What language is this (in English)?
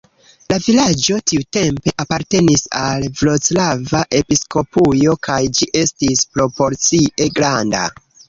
Esperanto